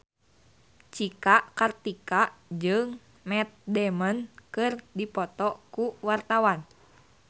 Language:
Sundanese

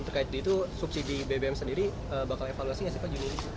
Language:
Indonesian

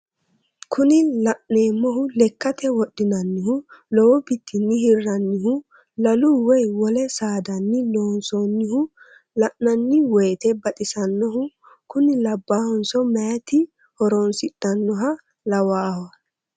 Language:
Sidamo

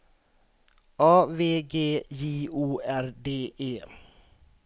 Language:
Swedish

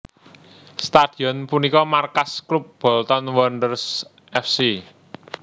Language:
Javanese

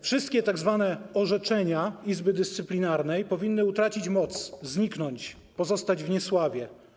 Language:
Polish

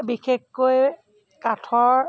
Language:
Assamese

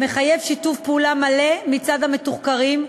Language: Hebrew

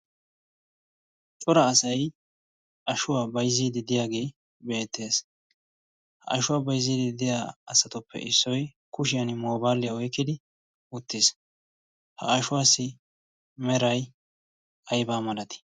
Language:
Wolaytta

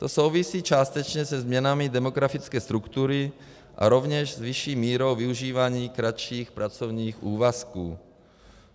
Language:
Czech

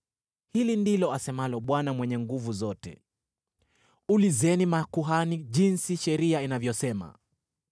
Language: Swahili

